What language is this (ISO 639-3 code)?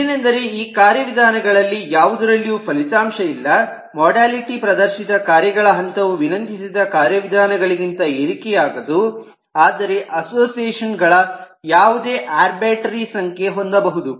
kan